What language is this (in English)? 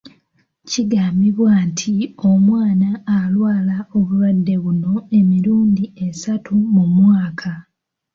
Ganda